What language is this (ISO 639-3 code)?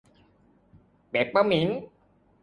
tha